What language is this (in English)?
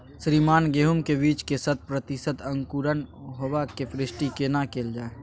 Maithili